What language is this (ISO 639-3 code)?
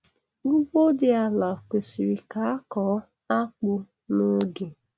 ibo